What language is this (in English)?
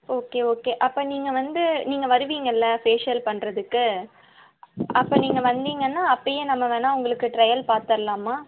Tamil